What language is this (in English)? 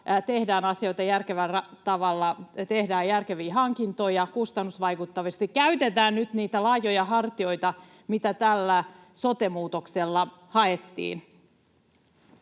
Finnish